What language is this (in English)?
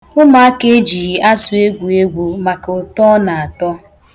Igbo